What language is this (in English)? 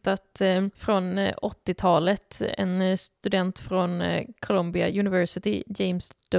Swedish